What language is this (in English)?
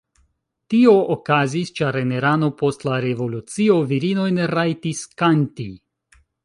Esperanto